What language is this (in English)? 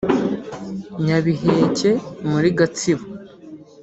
Kinyarwanda